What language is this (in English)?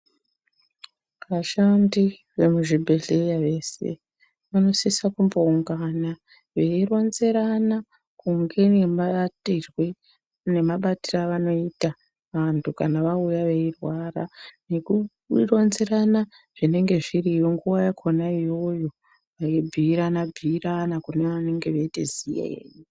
Ndau